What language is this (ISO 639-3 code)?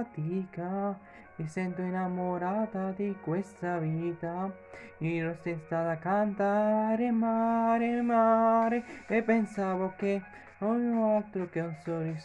ita